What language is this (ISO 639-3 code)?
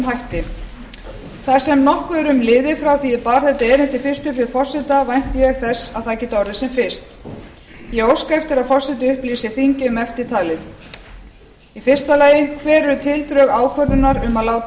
isl